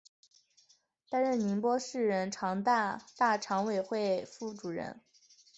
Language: Chinese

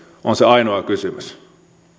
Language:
Finnish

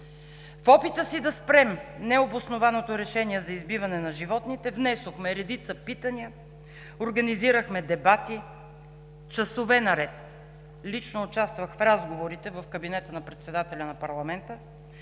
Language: Bulgarian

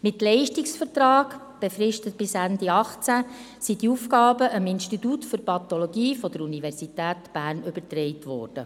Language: Swiss German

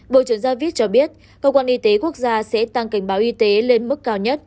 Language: Vietnamese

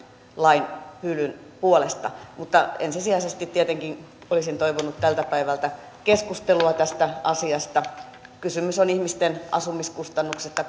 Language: Finnish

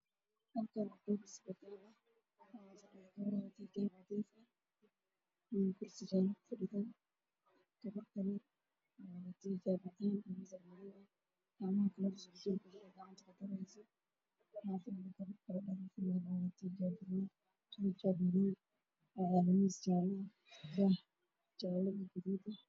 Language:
Somali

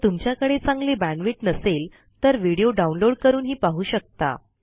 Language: Marathi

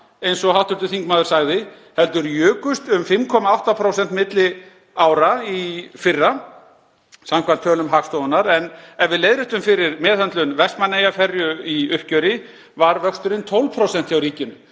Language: Icelandic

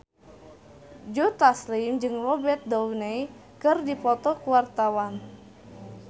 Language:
Sundanese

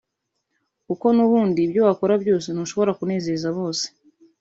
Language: Kinyarwanda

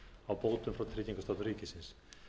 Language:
Icelandic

